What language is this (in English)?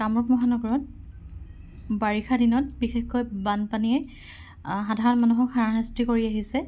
Assamese